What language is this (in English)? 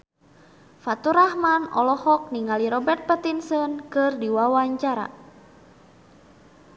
Sundanese